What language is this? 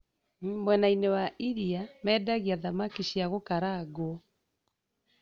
Kikuyu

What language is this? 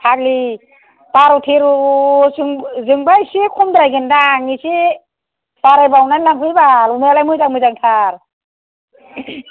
Bodo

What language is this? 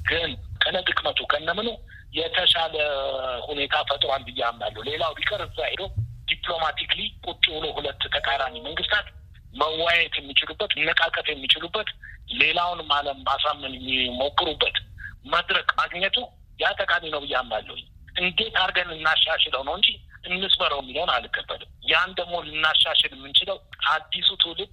Amharic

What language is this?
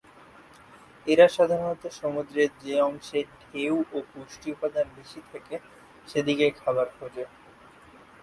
Bangla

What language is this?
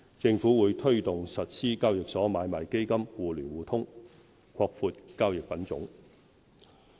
Cantonese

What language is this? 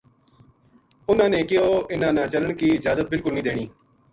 Gujari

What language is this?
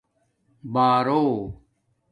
Domaaki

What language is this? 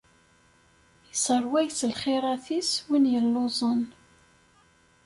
Kabyle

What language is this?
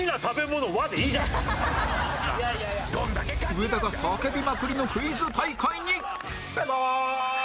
Japanese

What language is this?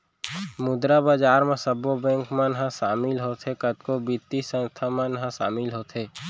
Chhattisgarhi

